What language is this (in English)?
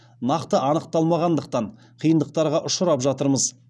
Kazakh